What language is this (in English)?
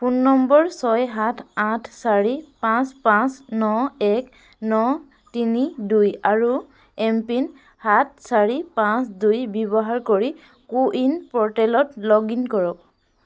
Assamese